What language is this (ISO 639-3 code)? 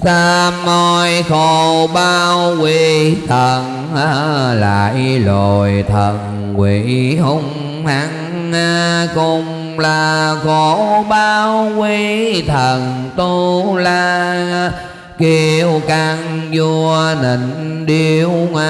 vie